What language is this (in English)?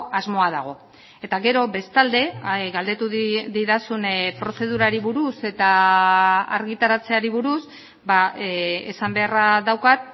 Basque